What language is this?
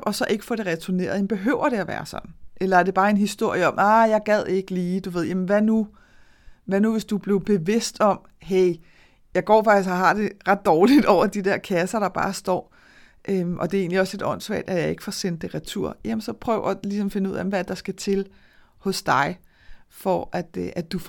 Danish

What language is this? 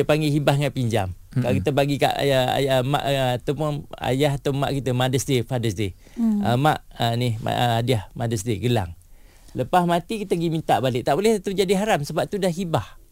Malay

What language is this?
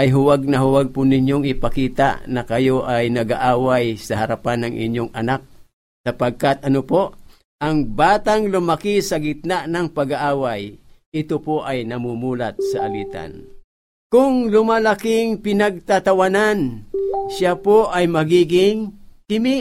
Filipino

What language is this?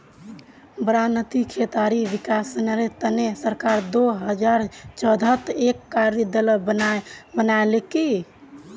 Magahi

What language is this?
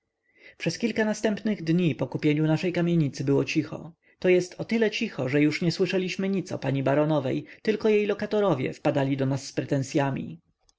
Polish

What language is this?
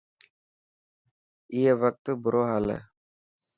Dhatki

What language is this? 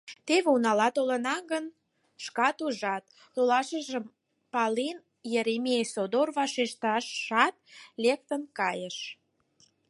Mari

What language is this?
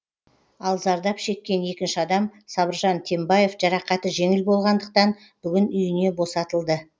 Kazakh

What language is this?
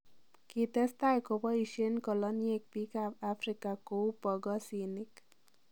Kalenjin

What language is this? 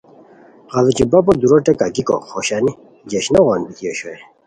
Khowar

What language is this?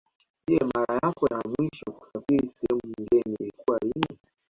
Swahili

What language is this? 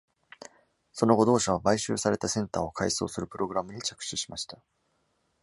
Japanese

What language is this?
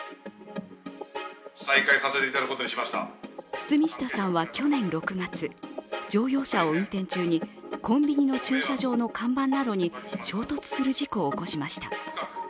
Japanese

